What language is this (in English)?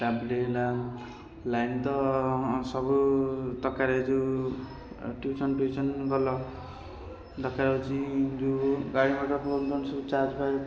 Odia